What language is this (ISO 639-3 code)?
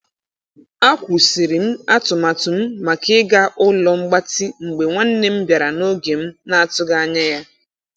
ibo